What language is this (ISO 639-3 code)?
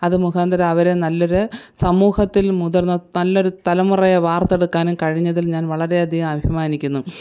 mal